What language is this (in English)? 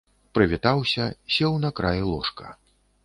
Belarusian